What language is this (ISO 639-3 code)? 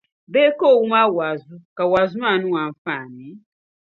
dag